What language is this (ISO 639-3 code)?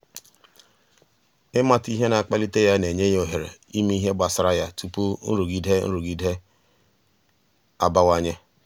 ibo